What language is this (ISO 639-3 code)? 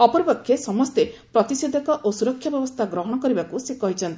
ori